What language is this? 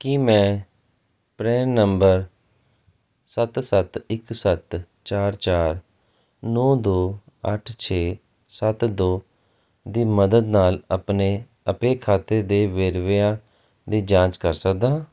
Punjabi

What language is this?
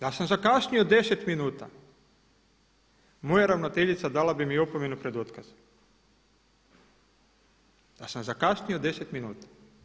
Croatian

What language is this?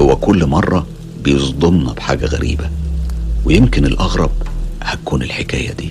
Arabic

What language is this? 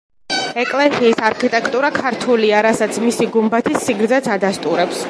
Georgian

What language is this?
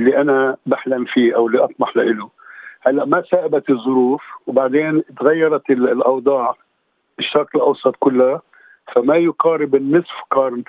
Arabic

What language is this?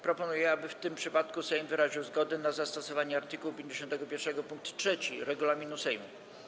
Polish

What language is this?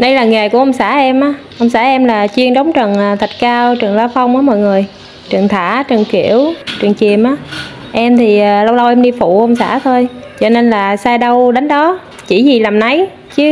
Vietnamese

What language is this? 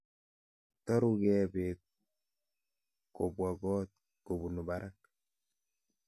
Kalenjin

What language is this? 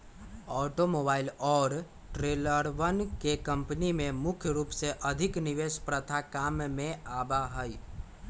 Magahi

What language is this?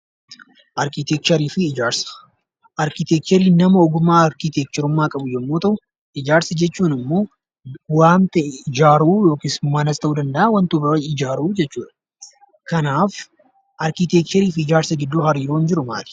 Oromo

